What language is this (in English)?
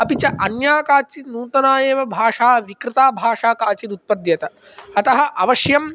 Sanskrit